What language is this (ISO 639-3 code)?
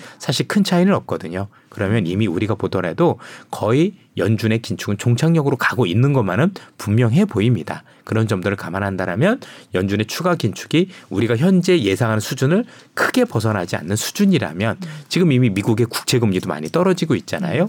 kor